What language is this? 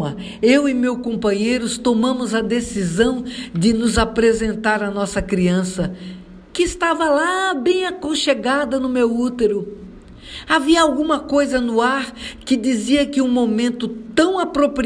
Portuguese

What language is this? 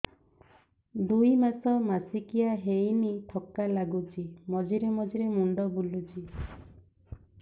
Odia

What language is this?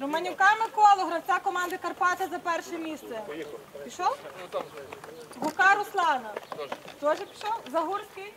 Ukrainian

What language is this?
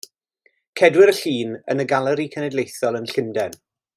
Welsh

